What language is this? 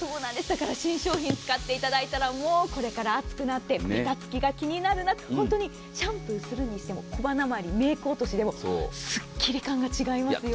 Japanese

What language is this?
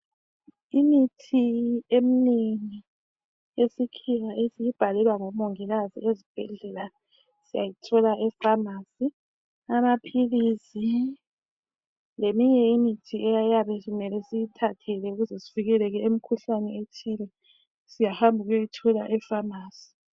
North Ndebele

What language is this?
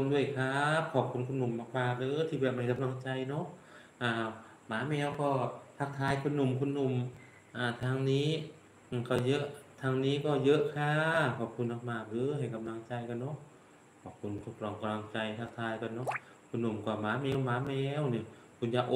Thai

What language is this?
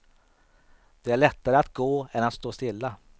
Swedish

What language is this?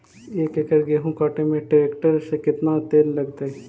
Magahi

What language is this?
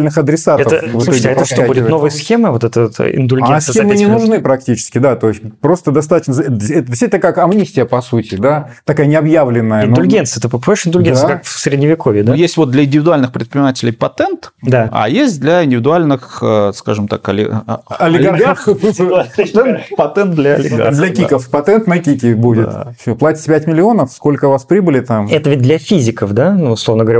Russian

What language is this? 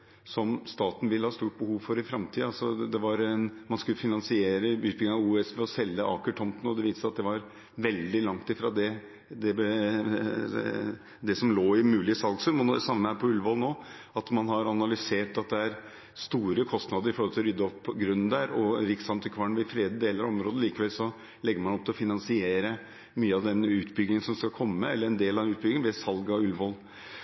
Norwegian Bokmål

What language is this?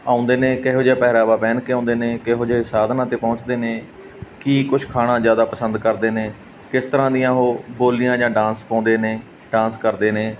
Punjabi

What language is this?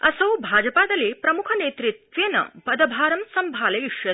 Sanskrit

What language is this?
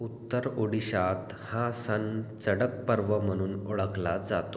Marathi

